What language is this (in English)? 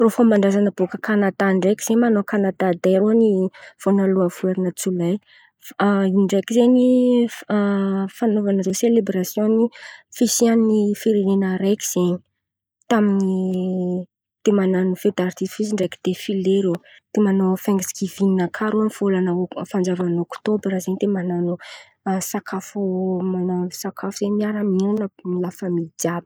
Antankarana Malagasy